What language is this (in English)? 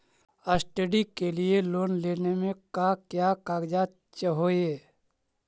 Magahi